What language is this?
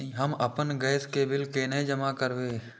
Maithili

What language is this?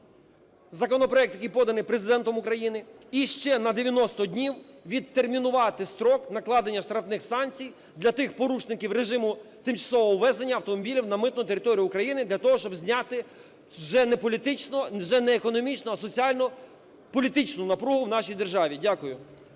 Ukrainian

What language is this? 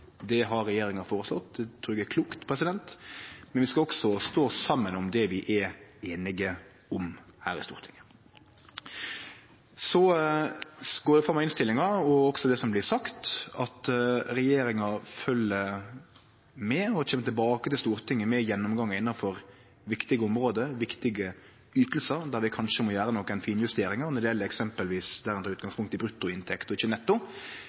Norwegian Nynorsk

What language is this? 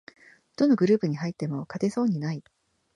Japanese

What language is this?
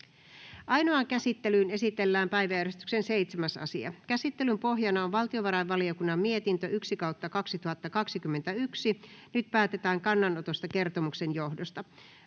Finnish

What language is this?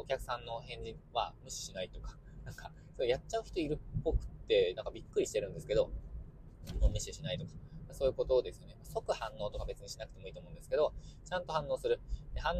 Japanese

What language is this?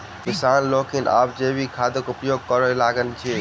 Maithili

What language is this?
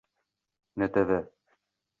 Uzbek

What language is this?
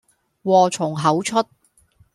Cantonese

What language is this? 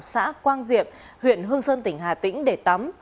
Vietnamese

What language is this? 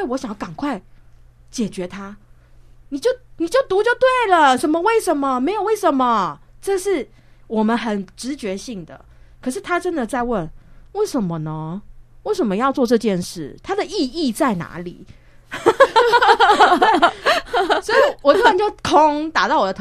Chinese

